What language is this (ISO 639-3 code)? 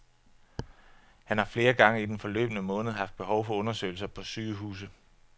dan